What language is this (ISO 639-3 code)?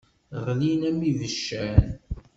kab